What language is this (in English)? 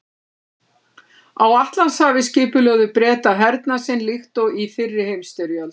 Icelandic